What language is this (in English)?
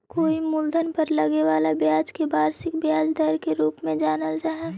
Magahi